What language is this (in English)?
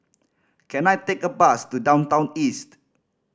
English